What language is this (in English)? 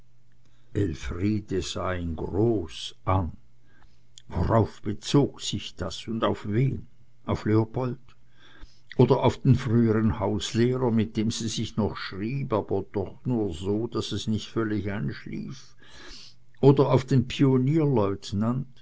German